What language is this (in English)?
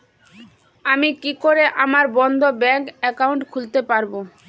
Bangla